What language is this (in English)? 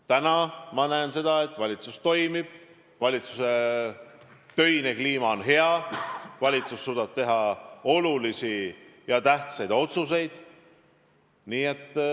Estonian